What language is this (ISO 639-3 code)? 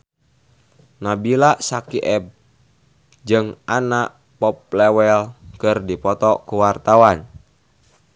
sun